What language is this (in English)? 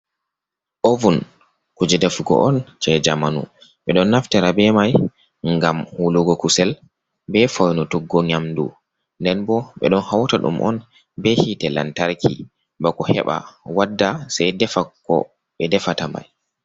Fula